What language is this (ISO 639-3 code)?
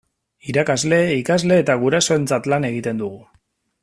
eus